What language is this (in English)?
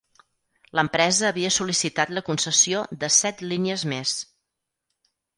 Catalan